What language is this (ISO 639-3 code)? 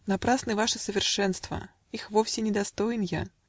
rus